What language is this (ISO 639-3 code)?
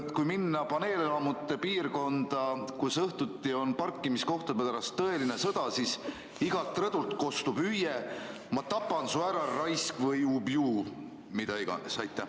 est